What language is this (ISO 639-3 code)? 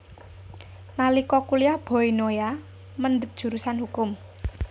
jav